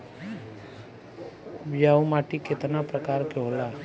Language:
Bhojpuri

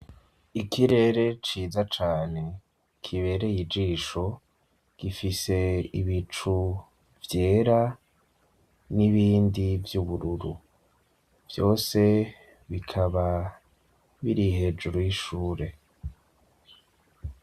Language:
Rundi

